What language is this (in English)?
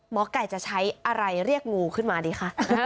Thai